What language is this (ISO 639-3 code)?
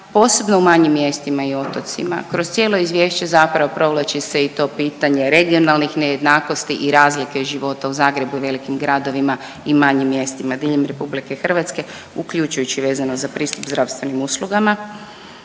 hrv